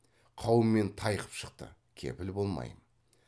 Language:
Kazakh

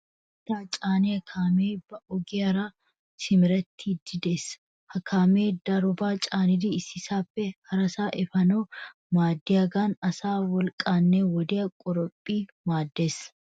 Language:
Wolaytta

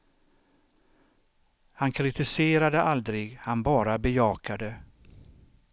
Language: Swedish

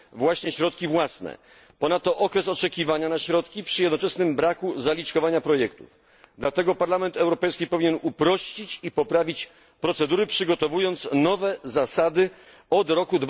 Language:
Polish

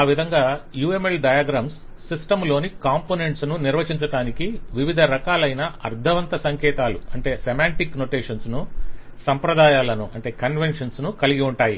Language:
Telugu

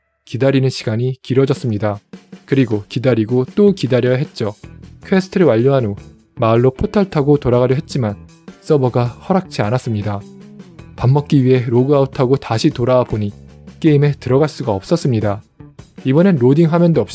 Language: Korean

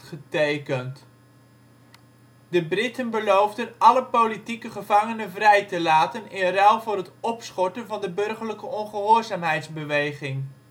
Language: Dutch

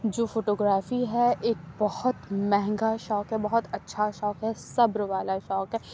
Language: Urdu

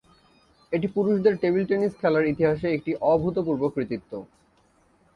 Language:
Bangla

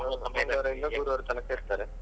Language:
Kannada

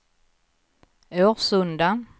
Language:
Swedish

